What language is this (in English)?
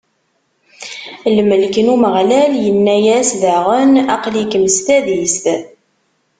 Kabyle